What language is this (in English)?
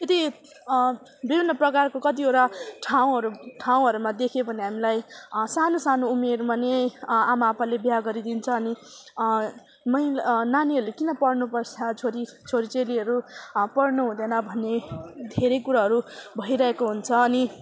Nepali